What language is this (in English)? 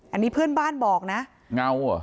Thai